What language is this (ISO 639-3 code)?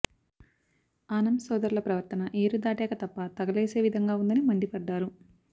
tel